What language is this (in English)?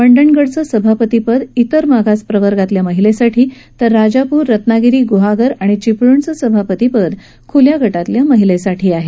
Marathi